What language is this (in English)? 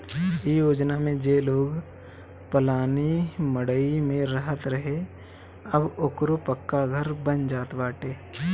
Bhojpuri